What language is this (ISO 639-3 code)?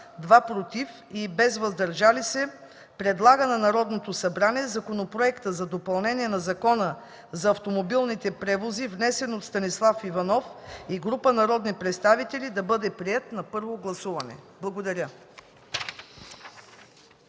bul